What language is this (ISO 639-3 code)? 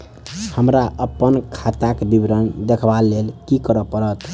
mai